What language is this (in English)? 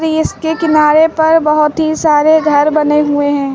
Hindi